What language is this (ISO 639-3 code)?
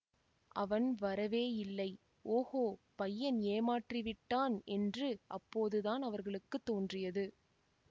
tam